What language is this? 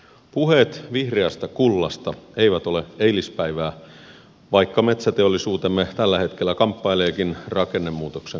Finnish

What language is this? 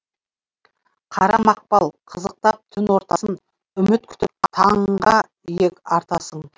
Kazakh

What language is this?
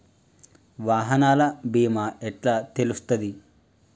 Telugu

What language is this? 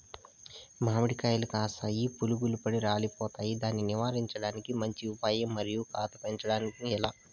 Telugu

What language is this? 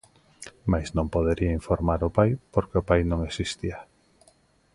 Galician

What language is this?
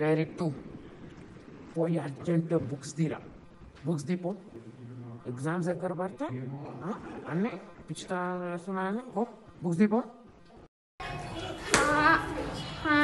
Indonesian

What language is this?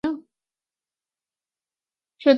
Chinese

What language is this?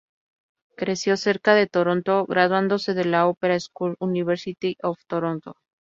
Spanish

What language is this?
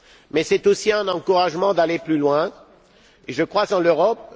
French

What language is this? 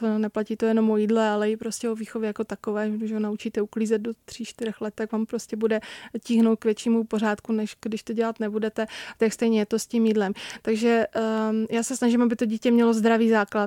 Czech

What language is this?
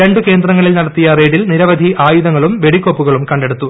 Malayalam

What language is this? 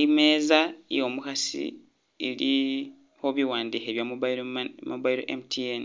Masaaba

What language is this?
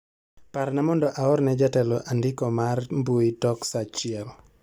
Luo (Kenya and Tanzania)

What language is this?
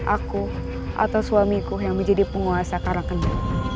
Indonesian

